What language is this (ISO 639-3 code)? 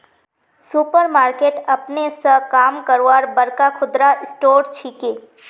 mag